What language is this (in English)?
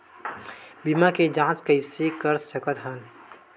Chhattisgarhi